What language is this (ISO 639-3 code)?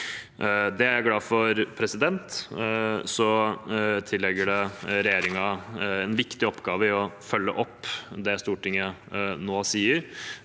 nor